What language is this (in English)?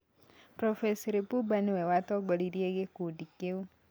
Kikuyu